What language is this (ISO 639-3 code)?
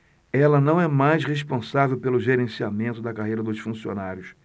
por